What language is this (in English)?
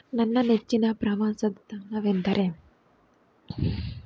Kannada